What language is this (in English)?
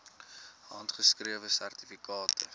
Afrikaans